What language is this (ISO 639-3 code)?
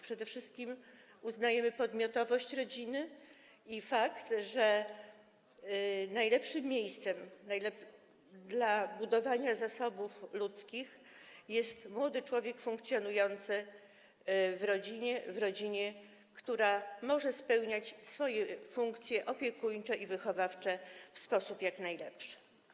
pol